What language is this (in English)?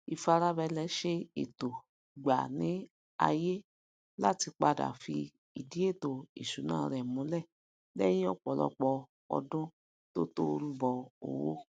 Yoruba